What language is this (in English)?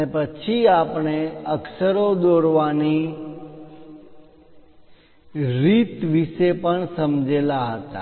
Gujarati